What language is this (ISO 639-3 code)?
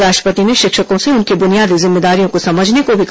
hin